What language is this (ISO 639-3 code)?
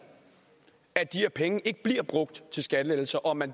dan